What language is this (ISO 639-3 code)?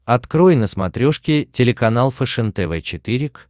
rus